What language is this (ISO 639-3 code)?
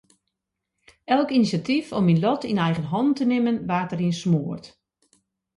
fry